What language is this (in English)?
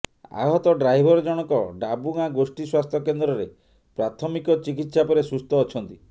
Odia